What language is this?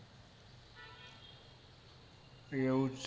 Gujarati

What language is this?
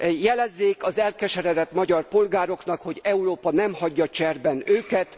Hungarian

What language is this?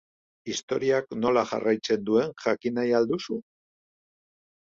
Basque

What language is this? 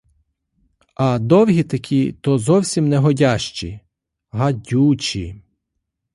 Ukrainian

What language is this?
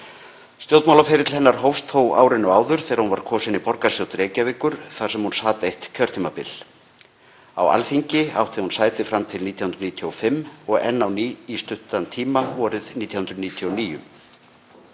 Icelandic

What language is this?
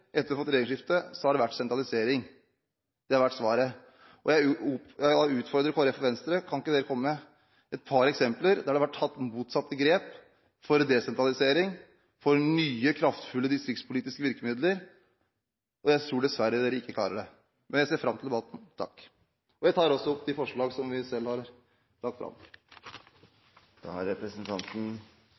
Norwegian Bokmål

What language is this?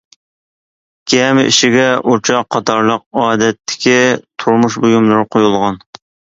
Uyghur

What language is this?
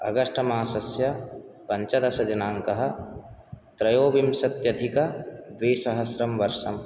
Sanskrit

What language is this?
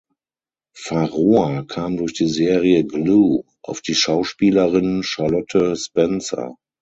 German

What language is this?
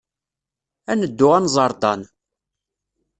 Kabyle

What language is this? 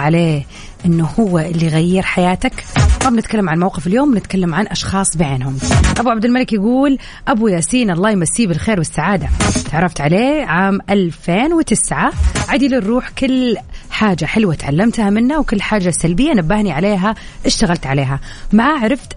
Arabic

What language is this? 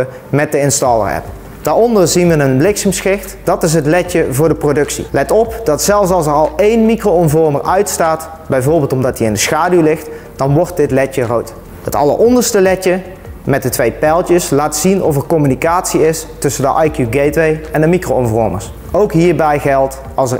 Dutch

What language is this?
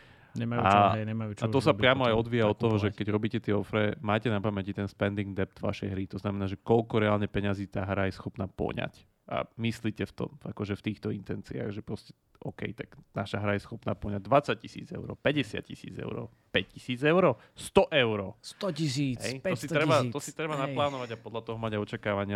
Slovak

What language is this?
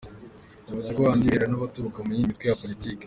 Kinyarwanda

